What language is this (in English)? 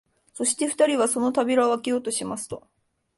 Japanese